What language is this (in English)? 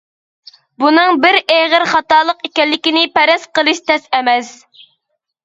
Uyghur